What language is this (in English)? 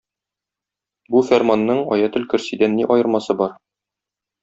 Tatar